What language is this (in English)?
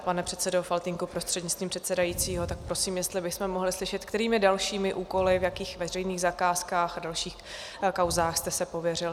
Czech